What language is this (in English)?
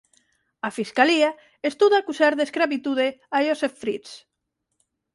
Galician